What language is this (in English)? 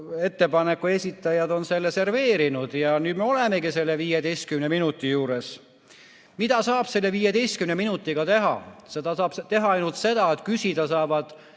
Estonian